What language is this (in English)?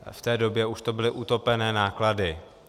Czech